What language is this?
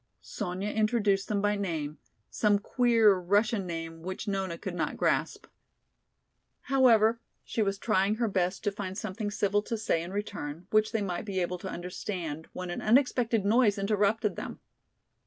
English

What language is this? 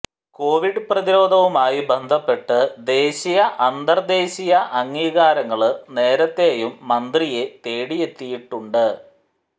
Malayalam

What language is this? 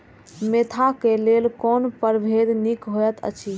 Maithili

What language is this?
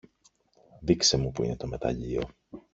Greek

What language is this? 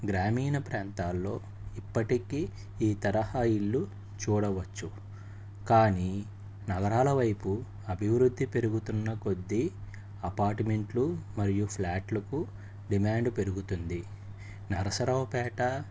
Telugu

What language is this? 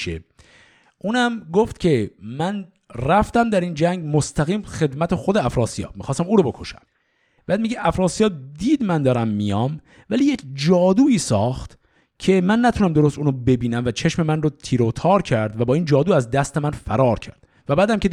Persian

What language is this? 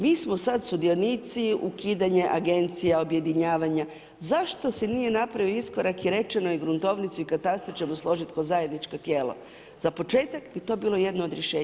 Croatian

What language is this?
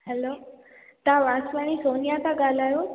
Sindhi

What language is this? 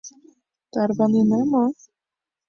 Mari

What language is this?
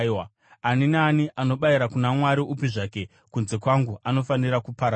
Shona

